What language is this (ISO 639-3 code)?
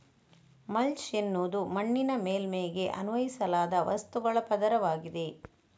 kan